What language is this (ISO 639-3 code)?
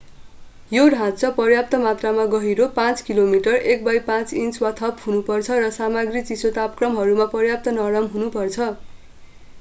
nep